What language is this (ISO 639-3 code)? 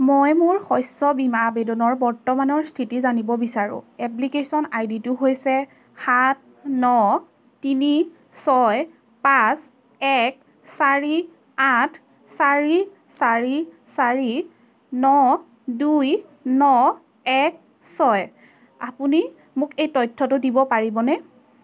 asm